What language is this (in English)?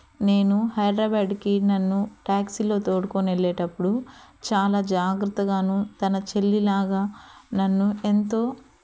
Telugu